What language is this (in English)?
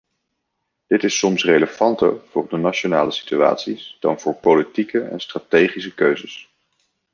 Dutch